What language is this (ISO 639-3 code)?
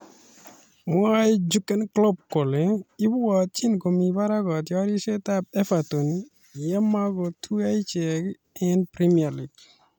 kln